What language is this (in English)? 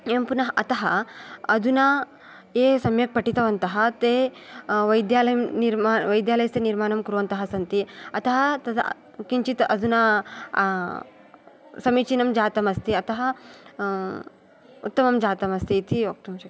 Sanskrit